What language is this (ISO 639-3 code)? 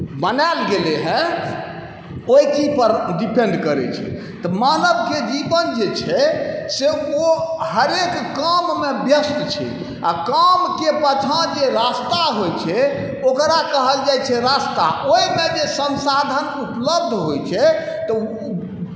mai